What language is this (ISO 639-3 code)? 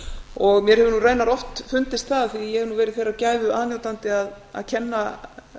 isl